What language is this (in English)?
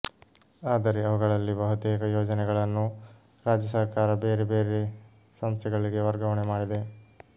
Kannada